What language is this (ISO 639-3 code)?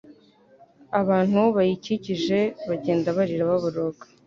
kin